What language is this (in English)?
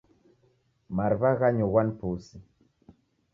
Taita